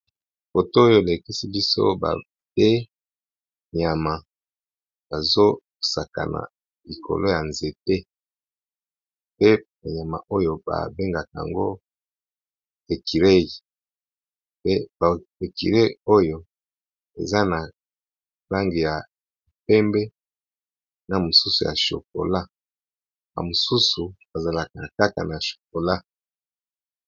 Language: Lingala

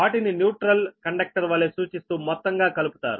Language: Telugu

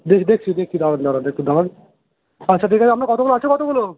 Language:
Bangla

